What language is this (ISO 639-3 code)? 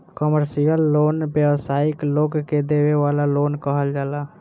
bho